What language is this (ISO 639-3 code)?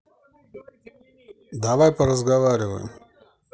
rus